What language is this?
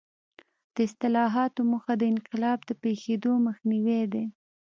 Pashto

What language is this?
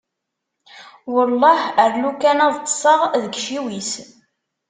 Kabyle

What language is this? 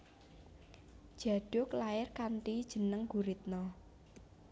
Javanese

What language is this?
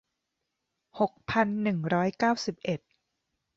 Thai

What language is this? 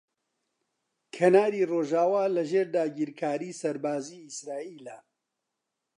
Central Kurdish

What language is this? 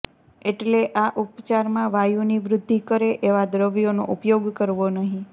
Gujarati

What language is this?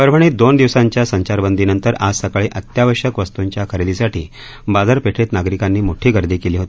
Marathi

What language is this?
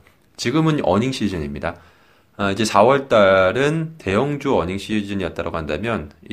Korean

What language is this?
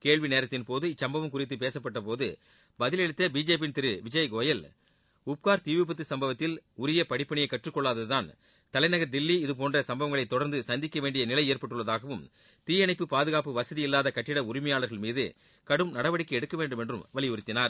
Tamil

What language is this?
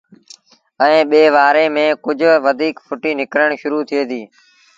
Sindhi Bhil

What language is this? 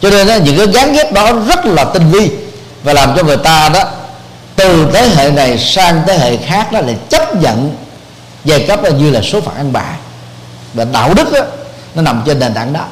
Vietnamese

